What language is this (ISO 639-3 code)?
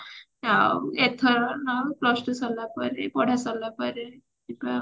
ori